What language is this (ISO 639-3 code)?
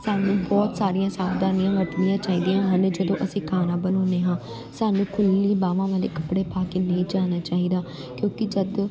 pan